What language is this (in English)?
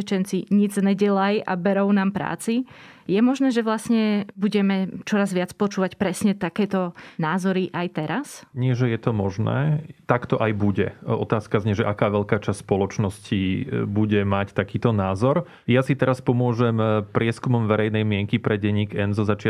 Slovak